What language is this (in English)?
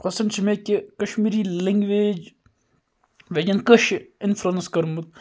Kashmiri